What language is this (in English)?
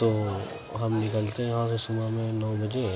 Urdu